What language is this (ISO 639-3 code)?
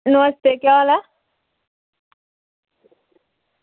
doi